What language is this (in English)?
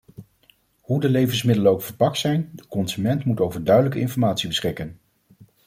Dutch